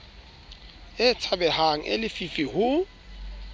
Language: Southern Sotho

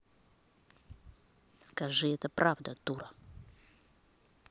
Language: Russian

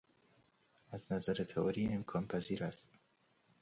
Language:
Persian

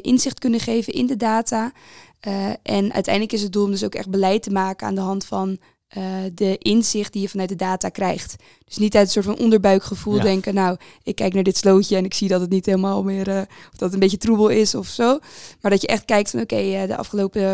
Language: Dutch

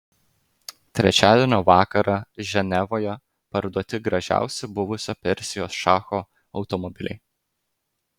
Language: Lithuanian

